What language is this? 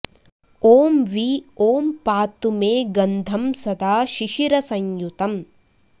Sanskrit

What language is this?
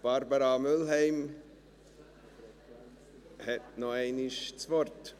Swiss German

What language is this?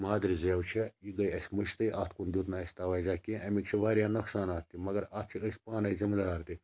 Kashmiri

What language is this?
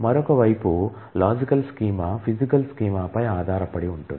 Telugu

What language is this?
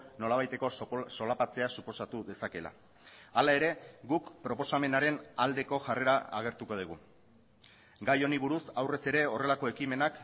Basque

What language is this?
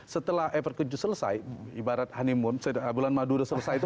Indonesian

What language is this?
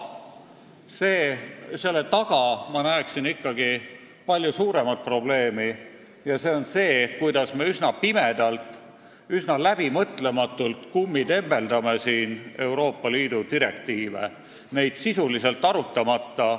Estonian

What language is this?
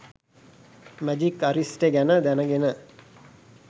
Sinhala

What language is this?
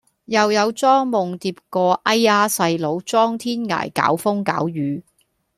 Cantonese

